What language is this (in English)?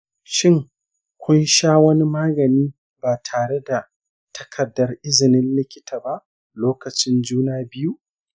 Hausa